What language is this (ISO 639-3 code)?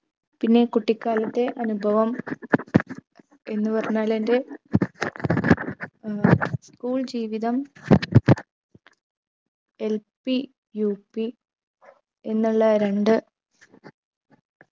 mal